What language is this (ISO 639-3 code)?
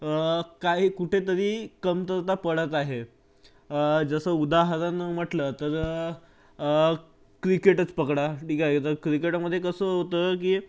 mar